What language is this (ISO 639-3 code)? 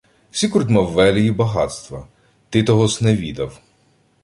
ukr